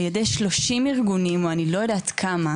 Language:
Hebrew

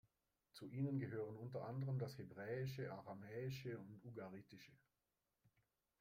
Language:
German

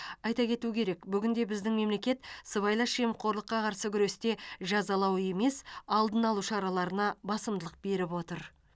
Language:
Kazakh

